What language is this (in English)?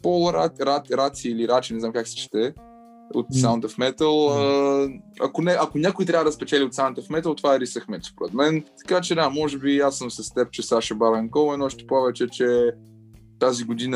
Bulgarian